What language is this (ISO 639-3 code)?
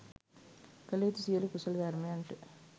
sin